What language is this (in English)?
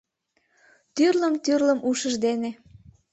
Mari